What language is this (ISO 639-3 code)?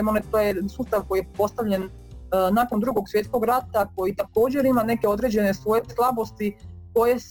hrv